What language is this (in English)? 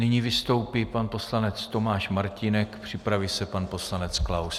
Czech